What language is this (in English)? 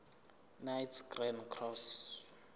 Zulu